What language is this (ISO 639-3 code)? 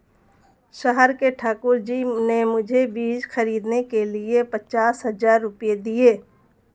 hin